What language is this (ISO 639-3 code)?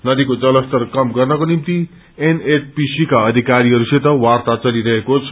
nep